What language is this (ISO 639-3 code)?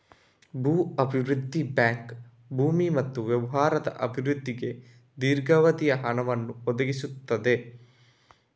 kan